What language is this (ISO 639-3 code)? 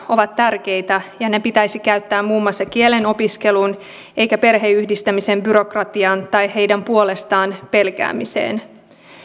fin